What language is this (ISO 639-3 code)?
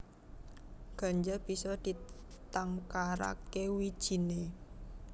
jav